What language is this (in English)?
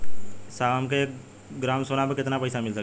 Bhojpuri